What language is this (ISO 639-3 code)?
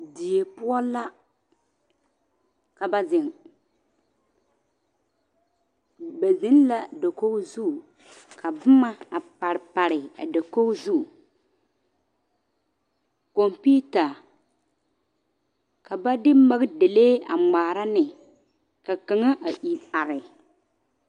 dga